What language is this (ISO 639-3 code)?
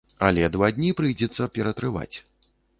bel